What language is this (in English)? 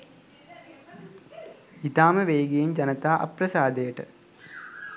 Sinhala